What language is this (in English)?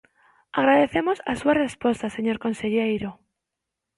Galician